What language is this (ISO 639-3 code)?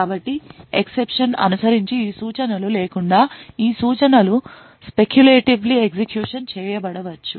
tel